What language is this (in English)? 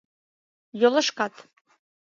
Mari